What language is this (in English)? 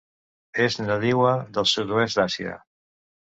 Catalan